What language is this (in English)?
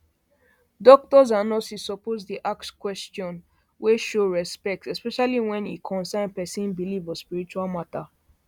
Nigerian Pidgin